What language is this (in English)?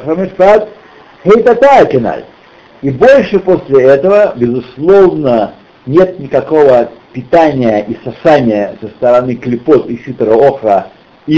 Russian